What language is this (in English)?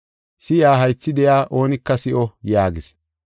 Gofa